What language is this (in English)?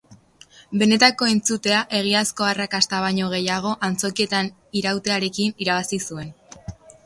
Basque